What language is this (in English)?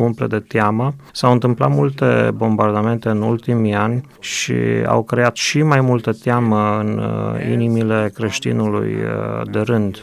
Romanian